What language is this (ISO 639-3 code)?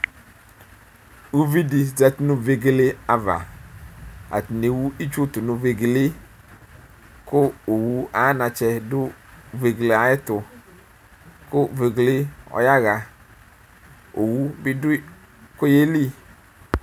kpo